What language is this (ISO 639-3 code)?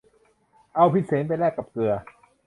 tha